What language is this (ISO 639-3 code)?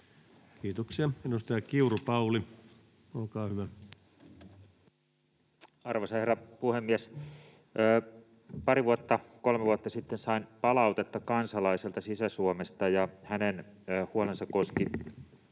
fin